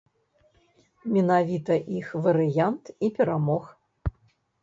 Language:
Belarusian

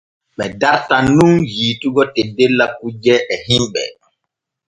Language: Borgu Fulfulde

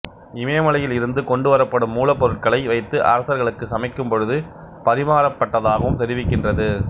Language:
Tamil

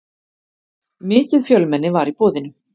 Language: Icelandic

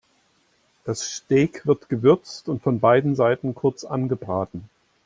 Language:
German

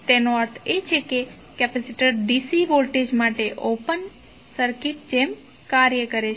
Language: Gujarati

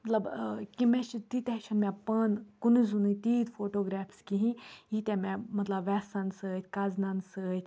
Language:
Kashmiri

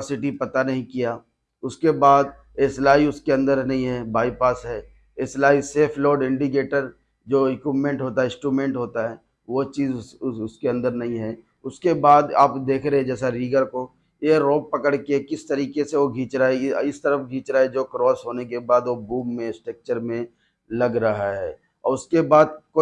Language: Hindi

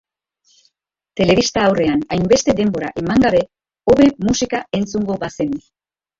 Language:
Basque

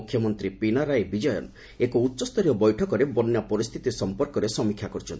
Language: Odia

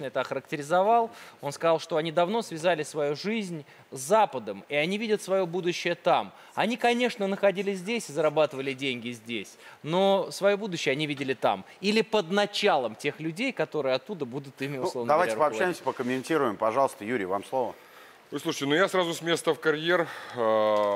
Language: Russian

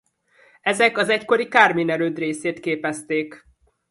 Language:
Hungarian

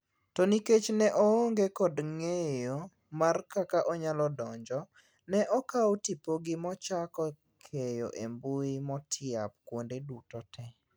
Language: Luo (Kenya and Tanzania)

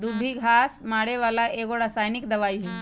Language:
Magahi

